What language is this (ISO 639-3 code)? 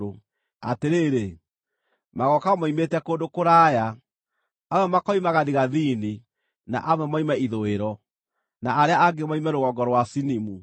kik